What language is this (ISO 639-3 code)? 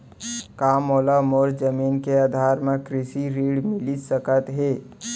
hne